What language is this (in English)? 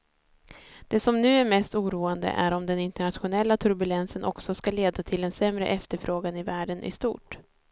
Swedish